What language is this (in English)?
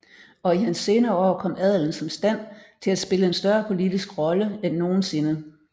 Danish